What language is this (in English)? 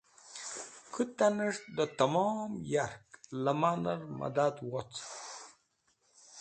Wakhi